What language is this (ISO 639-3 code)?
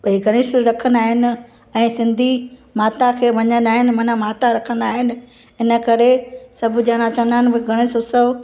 snd